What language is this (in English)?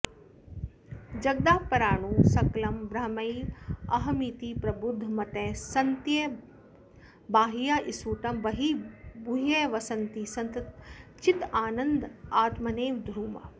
Sanskrit